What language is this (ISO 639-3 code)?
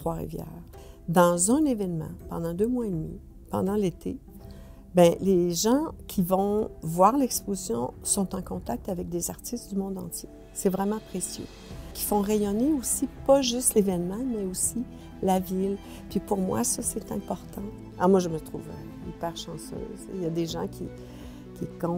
fra